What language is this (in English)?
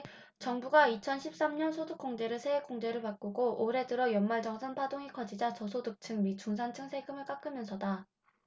Korean